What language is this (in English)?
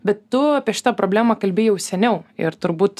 Lithuanian